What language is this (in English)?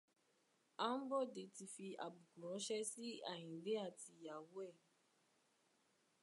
Yoruba